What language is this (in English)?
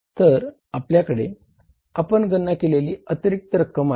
Marathi